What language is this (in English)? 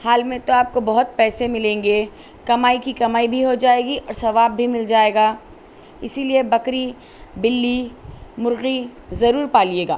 Urdu